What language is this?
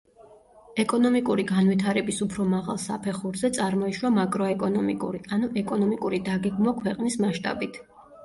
Georgian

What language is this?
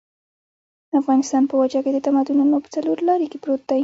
Pashto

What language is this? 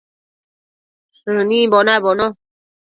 Matsés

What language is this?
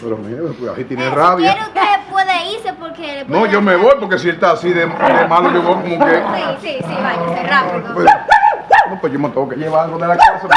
Spanish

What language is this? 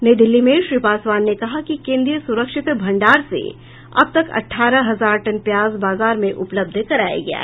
Hindi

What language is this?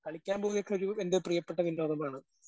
Malayalam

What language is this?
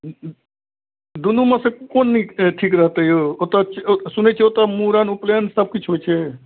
Maithili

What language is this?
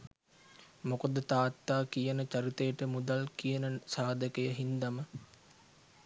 Sinhala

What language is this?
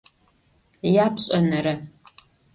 Adyghe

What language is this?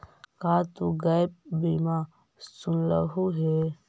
Magahi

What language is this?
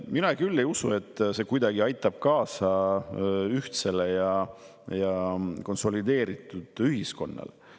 Estonian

